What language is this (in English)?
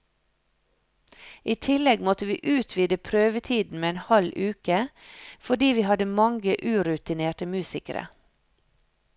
Norwegian